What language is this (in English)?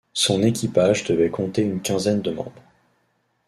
French